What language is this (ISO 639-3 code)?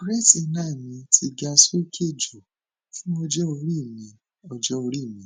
yor